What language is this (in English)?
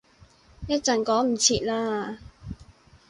Cantonese